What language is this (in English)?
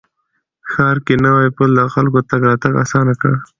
Pashto